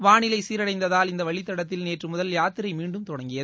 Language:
Tamil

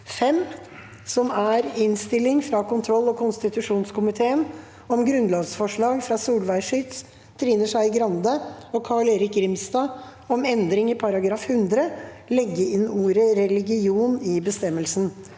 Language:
Norwegian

